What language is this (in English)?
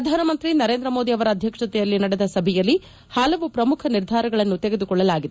Kannada